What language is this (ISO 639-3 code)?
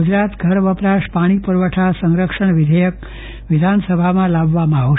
guj